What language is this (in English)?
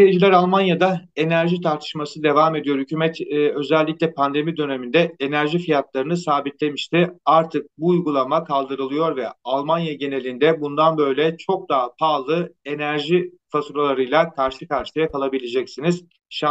Turkish